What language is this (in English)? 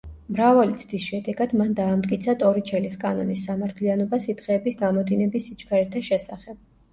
Georgian